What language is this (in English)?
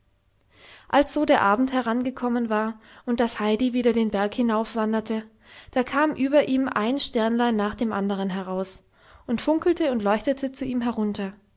German